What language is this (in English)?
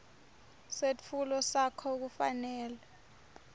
Swati